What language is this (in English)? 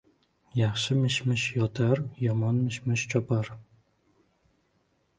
Uzbek